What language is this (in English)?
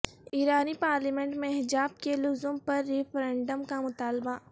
Urdu